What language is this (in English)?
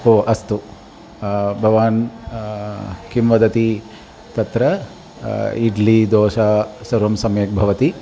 Sanskrit